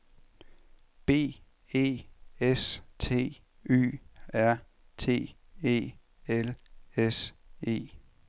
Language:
Danish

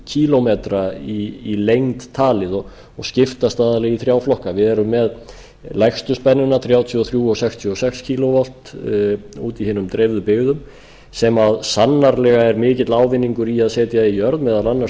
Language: Icelandic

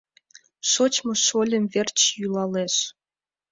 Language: Mari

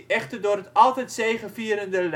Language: Dutch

